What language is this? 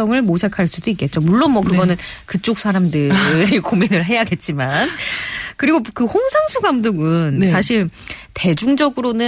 Korean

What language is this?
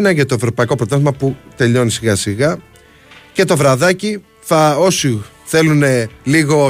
Greek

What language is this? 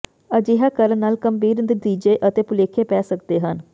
Punjabi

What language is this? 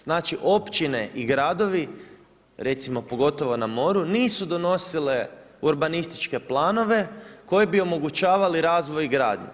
Croatian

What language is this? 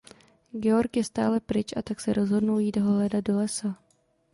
Czech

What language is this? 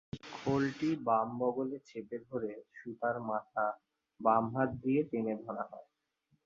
Bangla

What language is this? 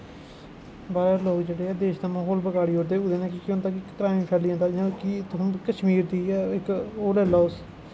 Dogri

